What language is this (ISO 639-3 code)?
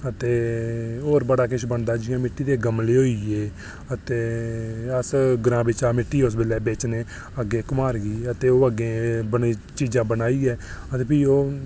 doi